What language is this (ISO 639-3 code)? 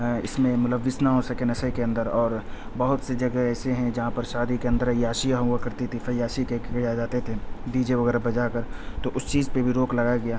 urd